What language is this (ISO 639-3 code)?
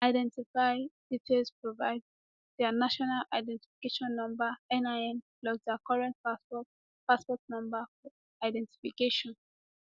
pcm